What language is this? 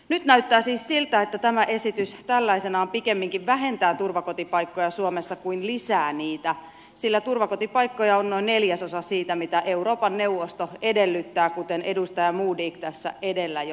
Finnish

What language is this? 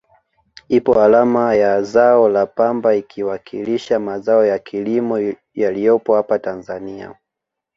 Swahili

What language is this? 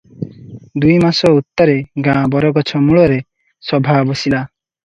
Odia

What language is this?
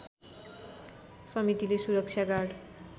Nepali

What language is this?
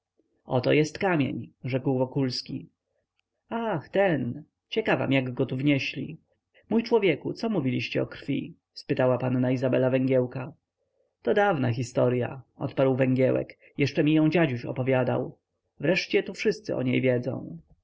Polish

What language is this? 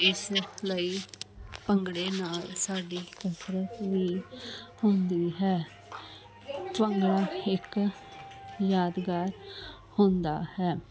Punjabi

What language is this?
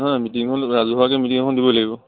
Assamese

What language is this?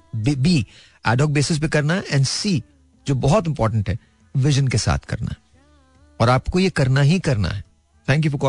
Hindi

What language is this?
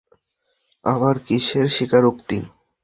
Bangla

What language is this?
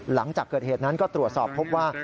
Thai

